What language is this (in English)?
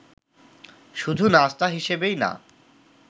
Bangla